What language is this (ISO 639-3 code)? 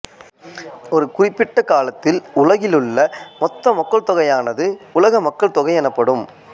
tam